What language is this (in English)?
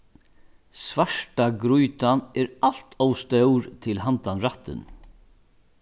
Faroese